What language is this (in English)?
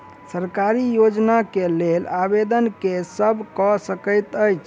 Maithili